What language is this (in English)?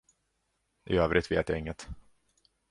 Swedish